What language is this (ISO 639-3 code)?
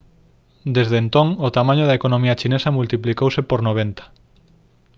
glg